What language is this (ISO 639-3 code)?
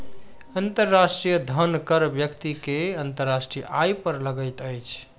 mai